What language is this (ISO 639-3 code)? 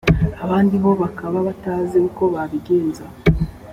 kin